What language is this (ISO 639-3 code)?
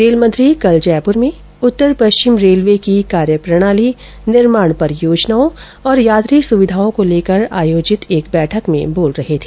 hin